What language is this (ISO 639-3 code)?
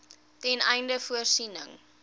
afr